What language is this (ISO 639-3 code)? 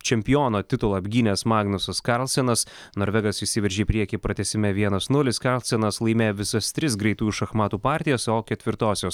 lit